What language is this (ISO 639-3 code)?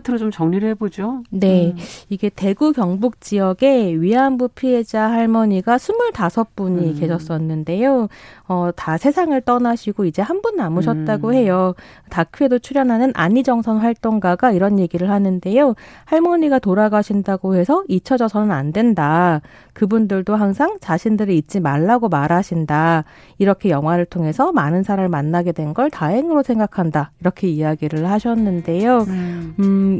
kor